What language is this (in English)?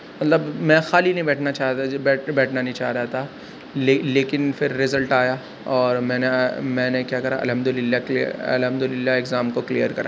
Urdu